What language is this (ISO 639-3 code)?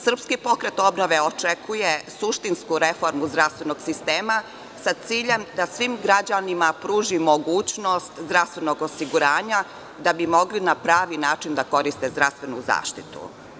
srp